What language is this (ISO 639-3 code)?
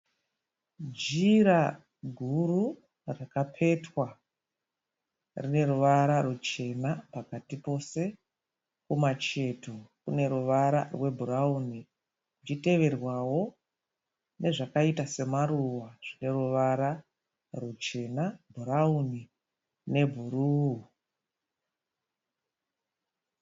sna